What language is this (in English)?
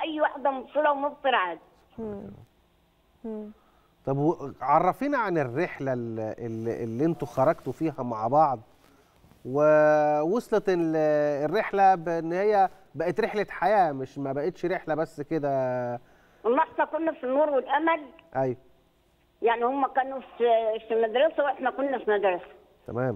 Arabic